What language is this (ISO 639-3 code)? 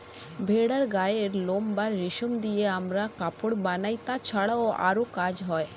ben